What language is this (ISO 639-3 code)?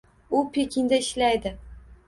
uzb